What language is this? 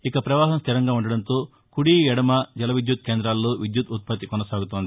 Telugu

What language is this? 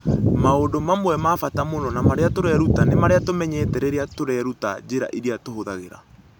Kikuyu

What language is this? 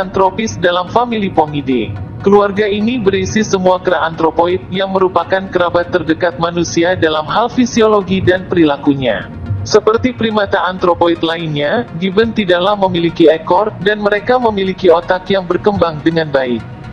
Indonesian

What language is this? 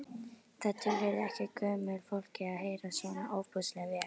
Icelandic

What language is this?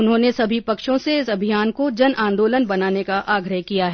Hindi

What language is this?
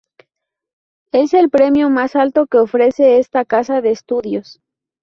Spanish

